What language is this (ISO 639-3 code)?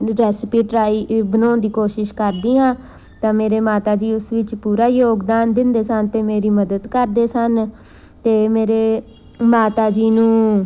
pan